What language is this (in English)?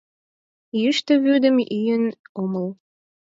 Mari